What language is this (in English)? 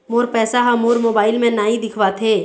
Chhattisgarhi